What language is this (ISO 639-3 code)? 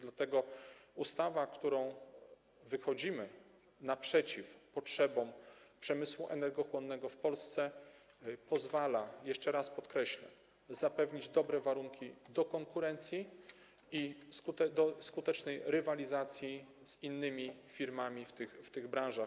pol